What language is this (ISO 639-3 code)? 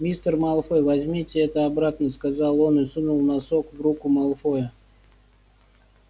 rus